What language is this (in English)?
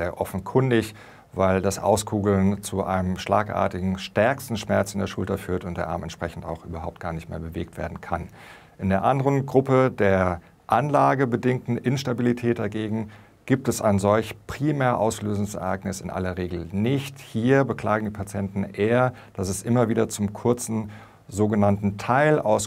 German